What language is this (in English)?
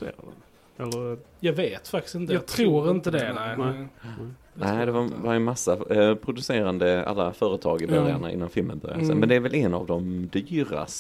Swedish